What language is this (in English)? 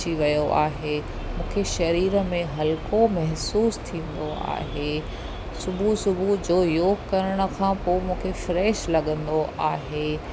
Sindhi